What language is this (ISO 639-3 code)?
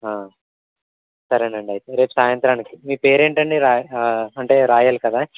tel